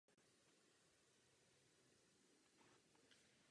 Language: Czech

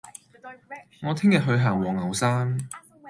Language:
Cantonese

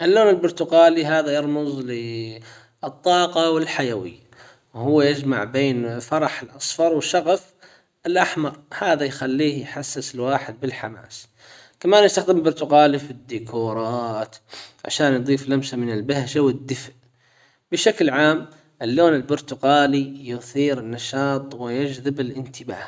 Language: Hijazi Arabic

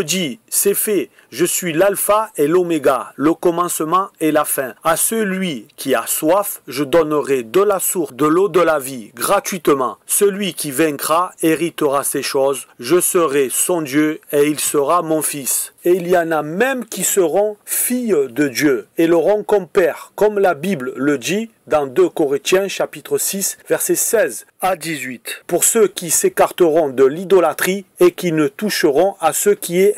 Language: French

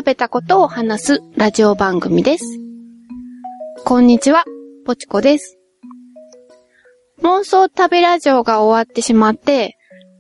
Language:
Japanese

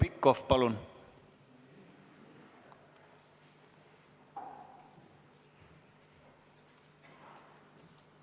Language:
Estonian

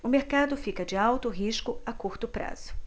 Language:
Portuguese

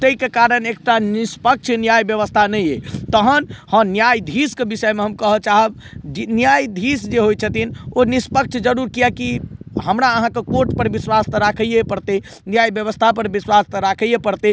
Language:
Maithili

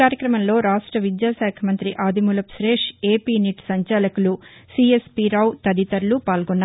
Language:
Telugu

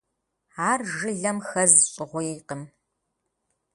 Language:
Kabardian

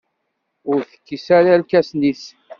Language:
Kabyle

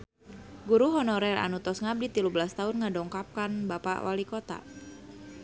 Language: Sundanese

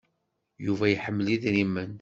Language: Kabyle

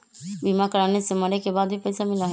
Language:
Magahi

